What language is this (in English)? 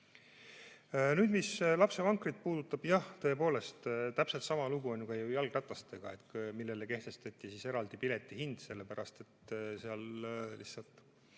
Estonian